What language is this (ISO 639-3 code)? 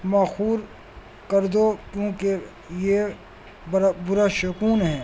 urd